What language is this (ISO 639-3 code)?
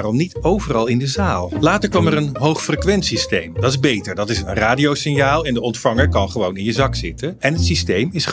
nld